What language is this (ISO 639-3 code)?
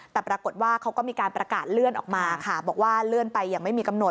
tha